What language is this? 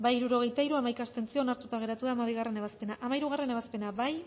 Basque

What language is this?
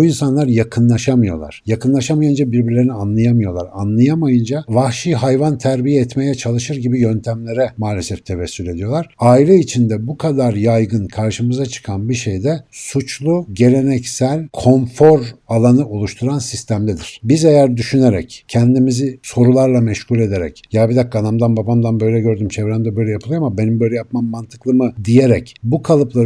Turkish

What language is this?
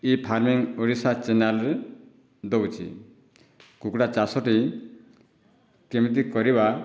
Odia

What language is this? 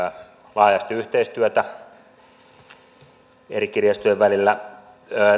Finnish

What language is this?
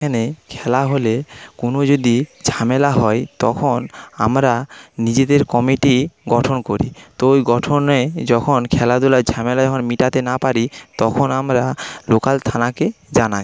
Bangla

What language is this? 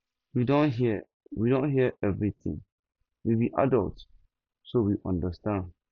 Nigerian Pidgin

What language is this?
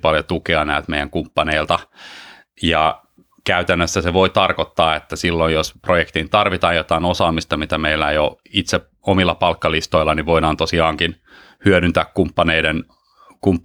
Finnish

